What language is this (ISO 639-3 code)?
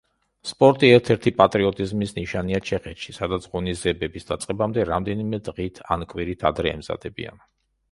kat